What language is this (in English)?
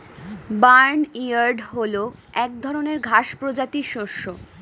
Bangla